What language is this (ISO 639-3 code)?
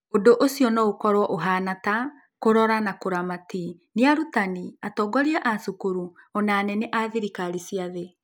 kik